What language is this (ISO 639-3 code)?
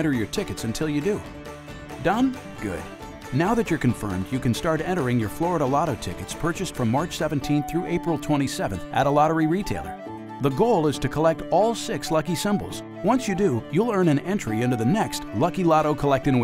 eng